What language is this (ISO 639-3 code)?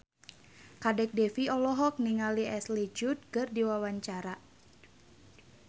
sun